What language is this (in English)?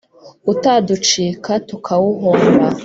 Kinyarwanda